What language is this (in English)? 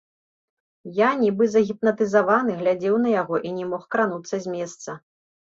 Belarusian